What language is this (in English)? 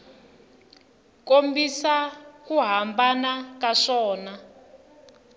Tsonga